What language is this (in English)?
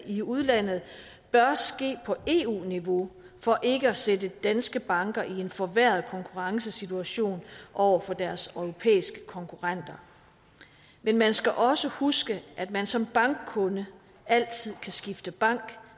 Danish